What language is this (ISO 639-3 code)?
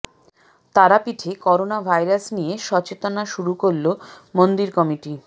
ben